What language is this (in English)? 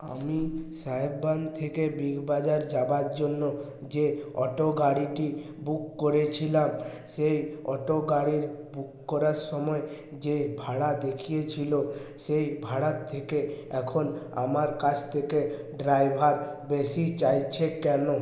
Bangla